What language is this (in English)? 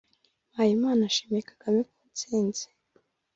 Kinyarwanda